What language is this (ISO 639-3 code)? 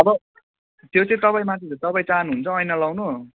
nep